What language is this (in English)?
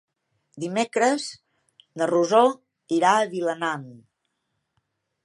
Catalan